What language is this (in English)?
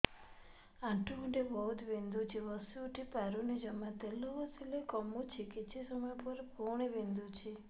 Odia